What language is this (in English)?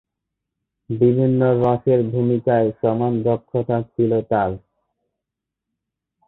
Bangla